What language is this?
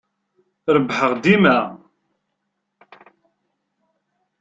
Kabyle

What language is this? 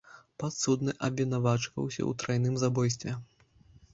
Belarusian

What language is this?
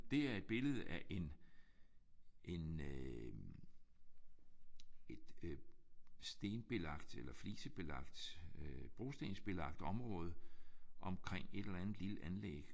Danish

